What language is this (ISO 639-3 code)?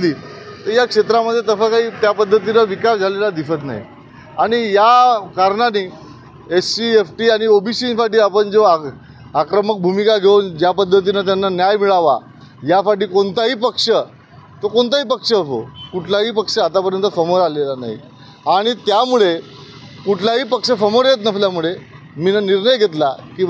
mar